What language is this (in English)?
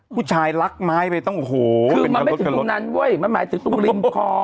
Thai